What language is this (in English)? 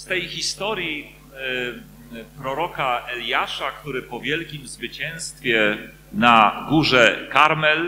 Polish